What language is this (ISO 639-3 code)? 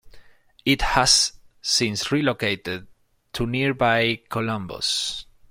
eng